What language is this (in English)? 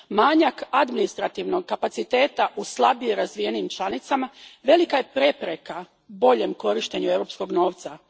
Croatian